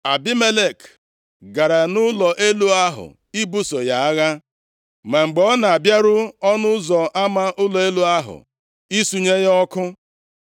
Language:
Igbo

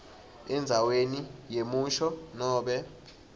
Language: Swati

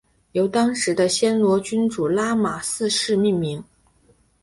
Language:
Chinese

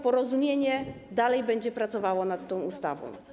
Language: Polish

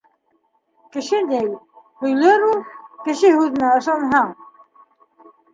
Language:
Bashkir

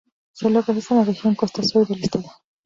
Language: Spanish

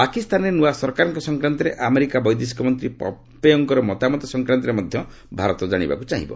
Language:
Odia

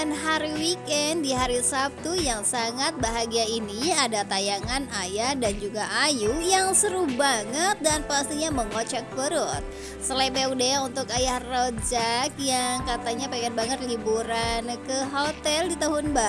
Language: Indonesian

